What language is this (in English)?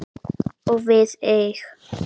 Icelandic